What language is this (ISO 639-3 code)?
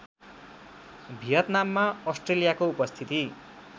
nep